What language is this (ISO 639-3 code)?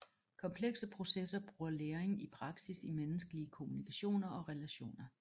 dan